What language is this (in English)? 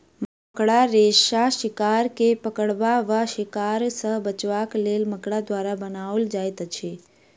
Maithili